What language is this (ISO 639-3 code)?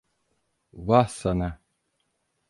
tur